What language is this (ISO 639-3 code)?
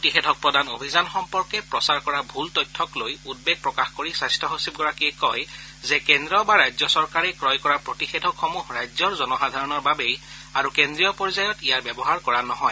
asm